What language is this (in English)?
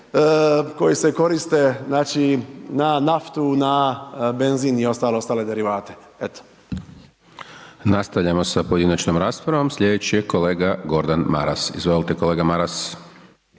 Croatian